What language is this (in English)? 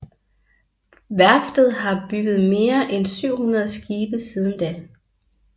Danish